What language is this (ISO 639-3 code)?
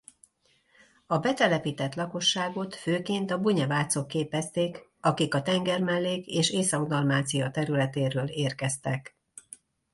hun